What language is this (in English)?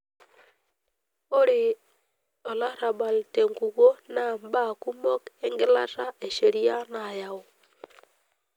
Masai